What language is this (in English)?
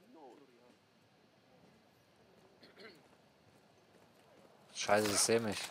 German